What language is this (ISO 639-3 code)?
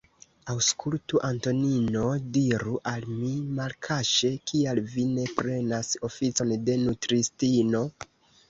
epo